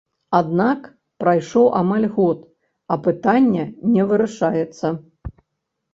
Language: Belarusian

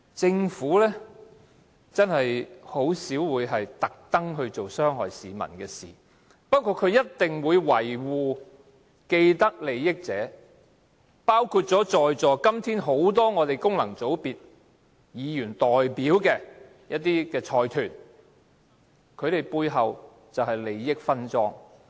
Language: Cantonese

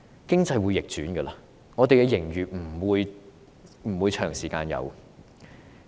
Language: Cantonese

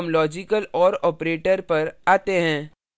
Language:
Hindi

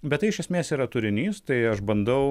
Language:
Lithuanian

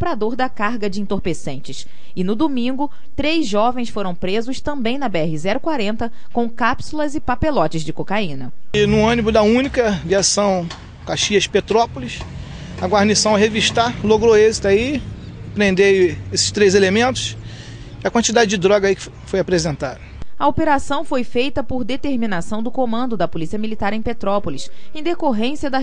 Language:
Portuguese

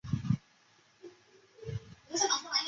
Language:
Chinese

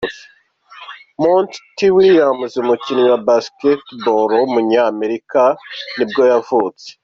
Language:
Kinyarwanda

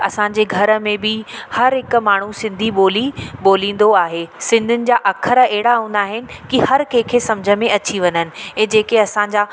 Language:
Sindhi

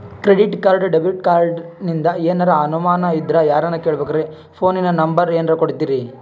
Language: Kannada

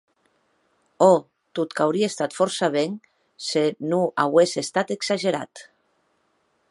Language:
Occitan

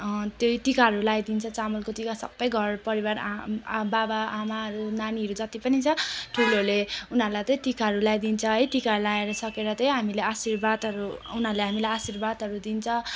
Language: Nepali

